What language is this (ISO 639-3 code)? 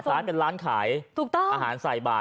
tha